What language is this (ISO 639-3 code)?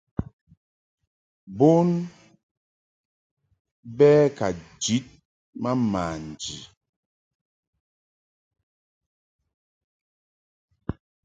mhk